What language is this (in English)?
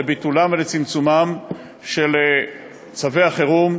Hebrew